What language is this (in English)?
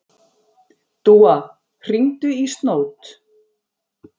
Icelandic